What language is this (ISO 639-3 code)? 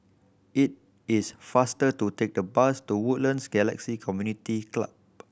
eng